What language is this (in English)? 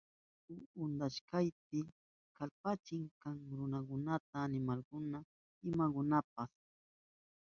Southern Pastaza Quechua